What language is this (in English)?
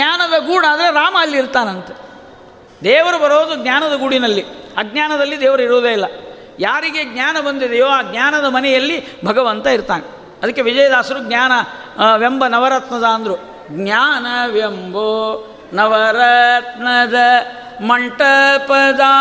Kannada